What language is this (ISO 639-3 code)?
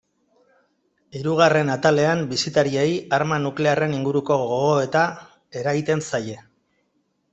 eus